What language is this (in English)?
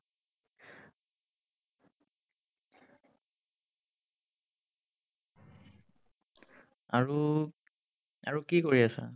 Assamese